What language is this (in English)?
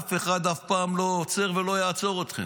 Hebrew